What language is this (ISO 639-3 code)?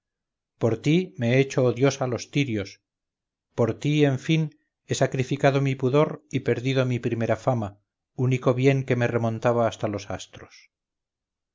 spa